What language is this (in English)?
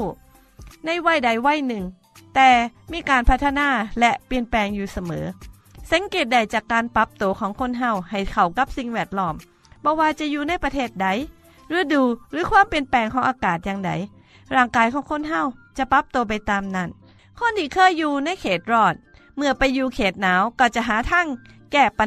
Thai